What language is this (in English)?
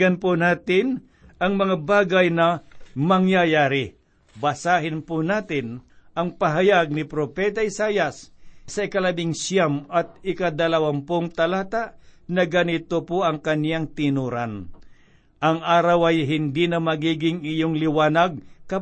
Filipino